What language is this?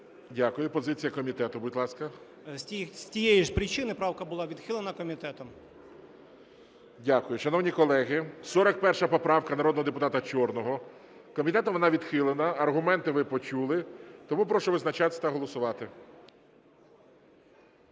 Ukrainian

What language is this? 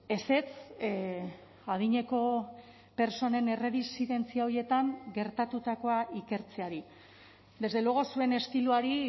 Basque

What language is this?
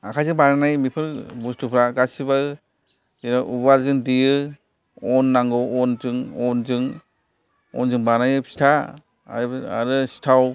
Bodo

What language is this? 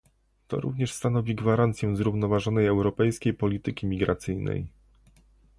Polish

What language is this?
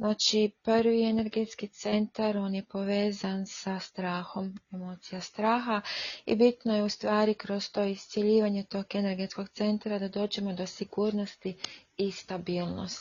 Croatian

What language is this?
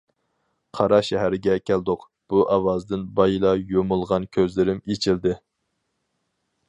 Uyghur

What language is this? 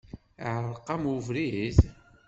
Kabyle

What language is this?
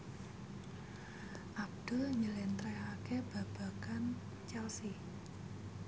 Javanese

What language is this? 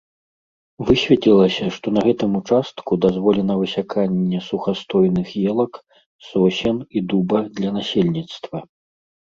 Belarusian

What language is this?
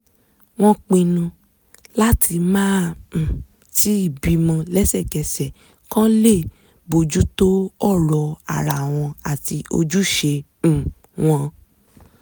Yoruba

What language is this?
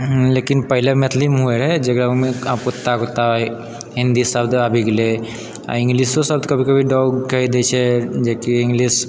Maithili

